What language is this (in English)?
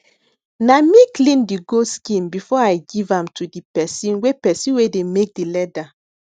Nigerian Pidgin